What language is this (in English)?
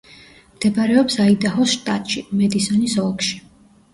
Georgian